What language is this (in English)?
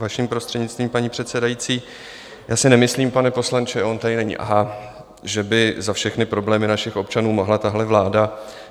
Czech